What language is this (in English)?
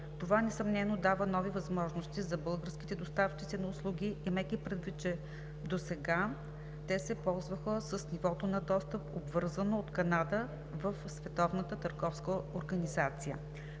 Bulgarian